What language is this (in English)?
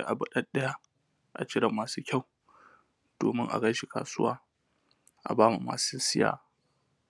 Hausa